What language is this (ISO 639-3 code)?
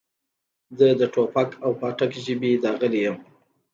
pus